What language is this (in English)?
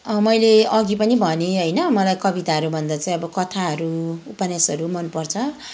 Nepali